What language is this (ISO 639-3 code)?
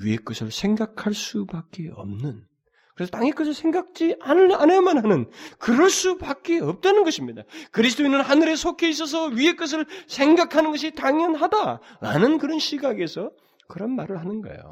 kor